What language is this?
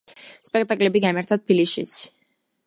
Georgian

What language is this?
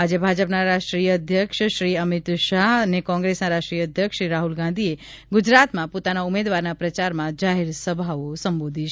Gujarati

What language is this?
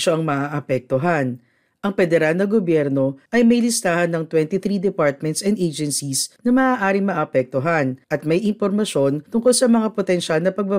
Filipino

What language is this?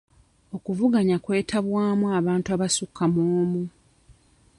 Ganda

